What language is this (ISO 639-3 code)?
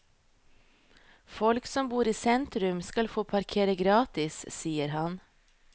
nor